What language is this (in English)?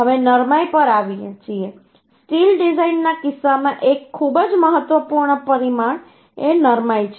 Gujarati